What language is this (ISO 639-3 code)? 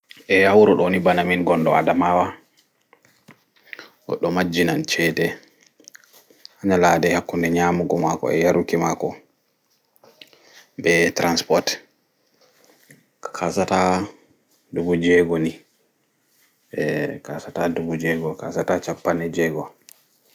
ful